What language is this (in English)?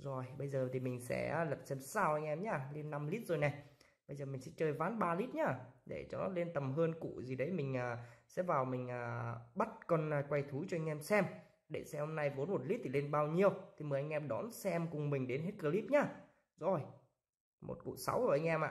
Vietnamese